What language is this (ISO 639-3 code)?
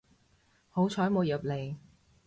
yue